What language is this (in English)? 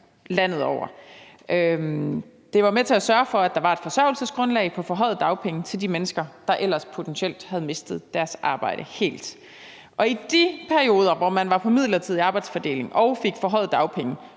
Danish